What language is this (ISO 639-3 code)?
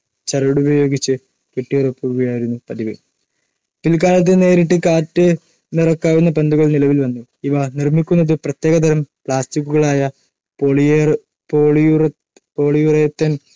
mal